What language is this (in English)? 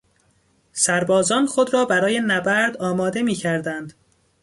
Persian